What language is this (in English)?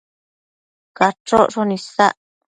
Matsés